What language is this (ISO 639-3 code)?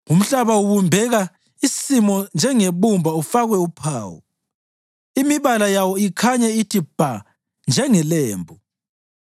nde